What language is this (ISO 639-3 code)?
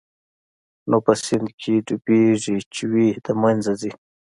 pus